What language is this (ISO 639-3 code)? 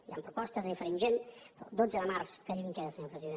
cat